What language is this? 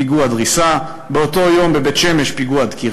Hebrew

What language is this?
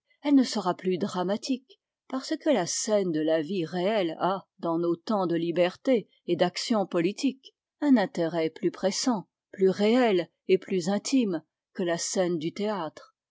French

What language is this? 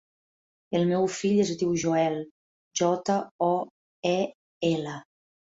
Catalan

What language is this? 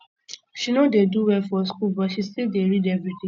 Nigerian Pidgin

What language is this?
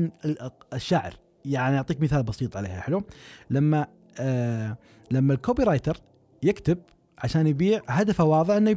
Arabic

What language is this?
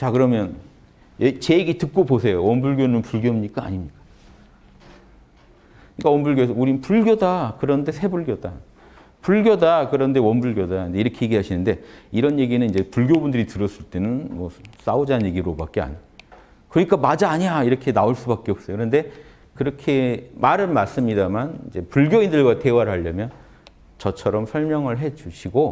Korean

